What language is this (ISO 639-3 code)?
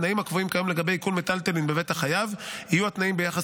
heb